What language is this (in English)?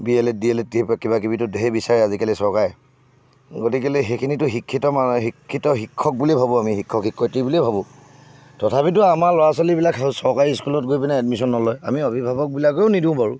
Assamese